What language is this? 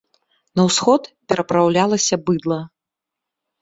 Belarusian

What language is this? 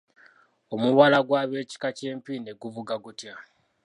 Ganda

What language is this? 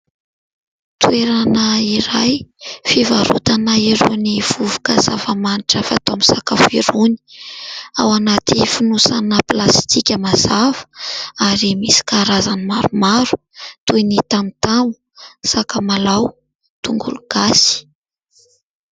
Malagasy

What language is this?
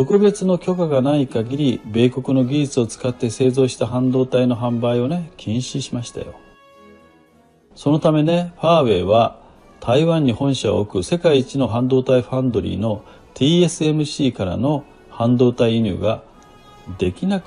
Japanese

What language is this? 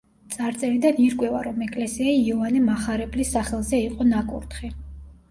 Georgian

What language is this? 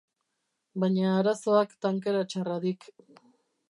Basque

